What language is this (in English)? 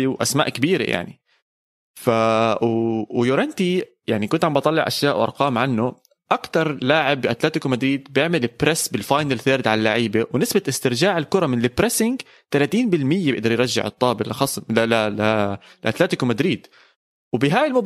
Arabic